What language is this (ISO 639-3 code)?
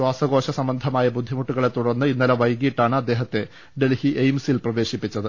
mal